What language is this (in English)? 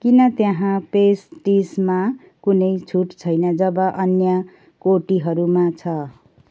Nepali